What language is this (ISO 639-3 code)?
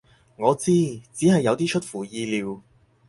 yue